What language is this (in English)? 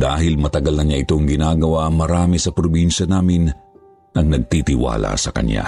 Filipino